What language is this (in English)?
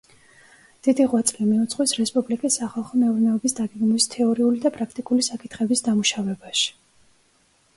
Georgian